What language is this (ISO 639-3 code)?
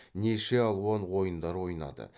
kaz